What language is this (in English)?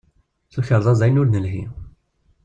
Kabyle